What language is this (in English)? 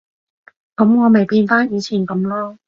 Cantonese